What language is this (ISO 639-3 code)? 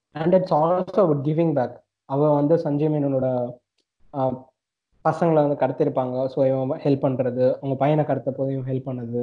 tam